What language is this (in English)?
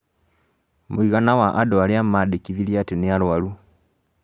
Kikuyu